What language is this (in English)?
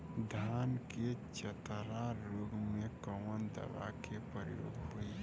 Bhojpuri